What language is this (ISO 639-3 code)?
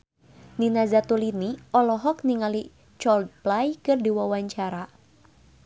sun